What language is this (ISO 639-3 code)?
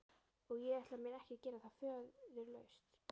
isl